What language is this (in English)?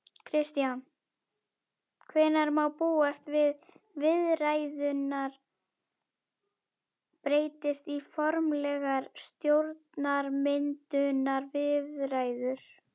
Icelandic